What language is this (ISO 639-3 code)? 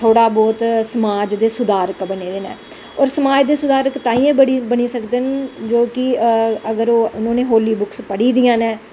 doi